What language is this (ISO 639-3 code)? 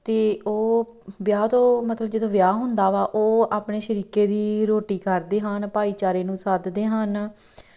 pan